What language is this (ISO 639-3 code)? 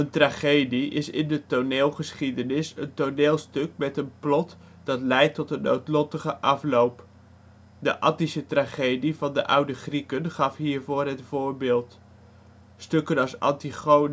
nld